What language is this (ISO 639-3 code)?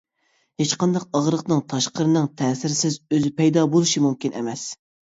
uig